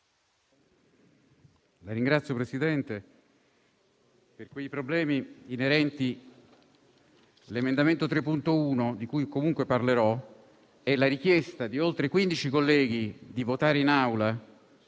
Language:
Italian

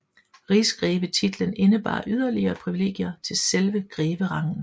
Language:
Danish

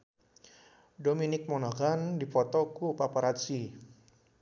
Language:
Sundanese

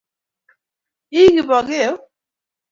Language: Kalenjin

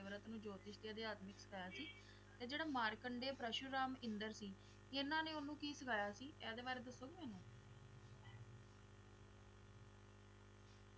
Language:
Punjabi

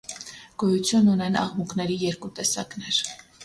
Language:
Armenian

